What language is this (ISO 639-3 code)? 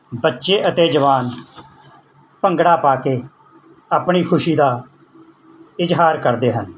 pan